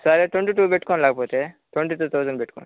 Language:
Telugu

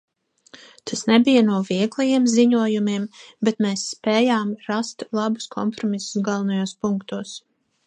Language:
Latvian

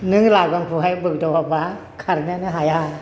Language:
Bodo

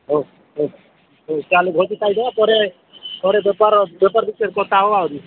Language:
Odia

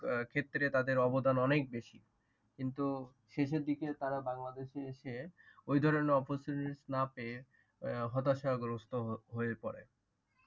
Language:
Bangla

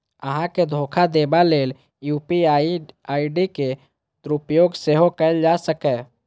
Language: Maithili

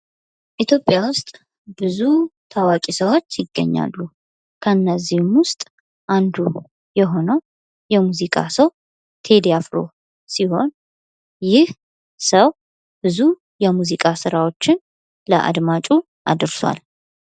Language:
Amharic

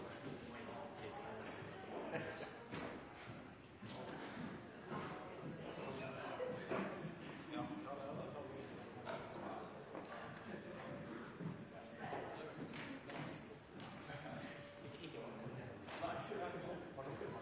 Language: Norwegian Bokmål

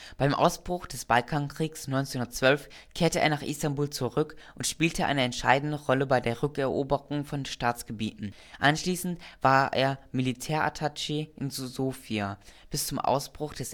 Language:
German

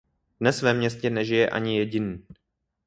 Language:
Czech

